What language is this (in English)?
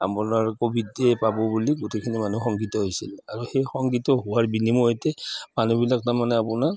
Assamese